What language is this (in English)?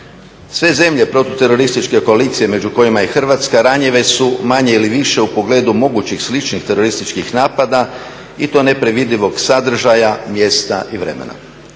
Croatian